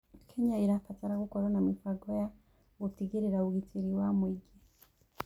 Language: Kikuyu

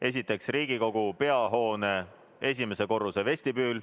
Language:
Estonian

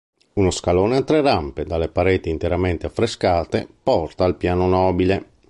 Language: Italian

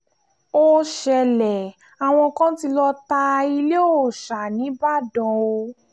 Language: Yoruba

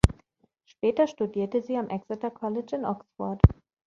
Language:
German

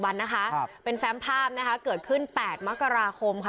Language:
Thai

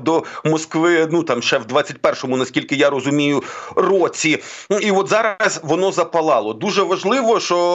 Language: Ukrainian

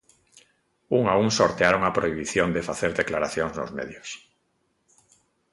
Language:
Galician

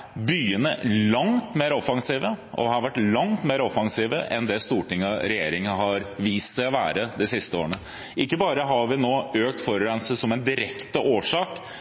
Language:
Norwegian Bokmål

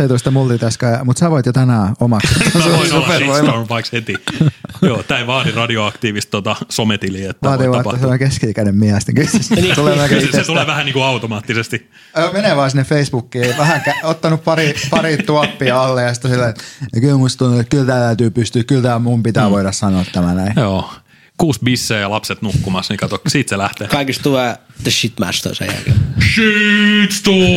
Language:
Finnish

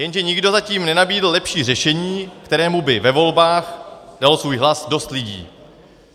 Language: Czech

